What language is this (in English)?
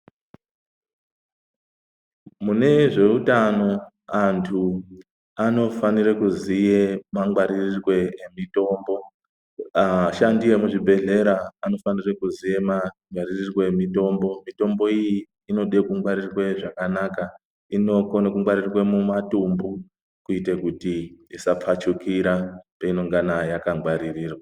Ndau